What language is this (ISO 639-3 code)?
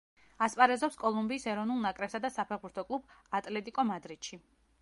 kat